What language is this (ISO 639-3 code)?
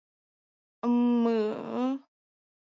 chm